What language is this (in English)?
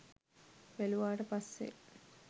Sinhala